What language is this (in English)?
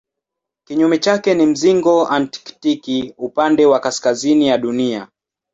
Swahili